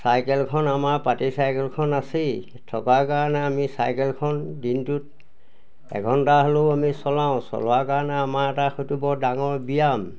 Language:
Assamese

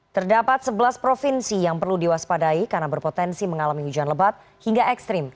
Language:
Indonesian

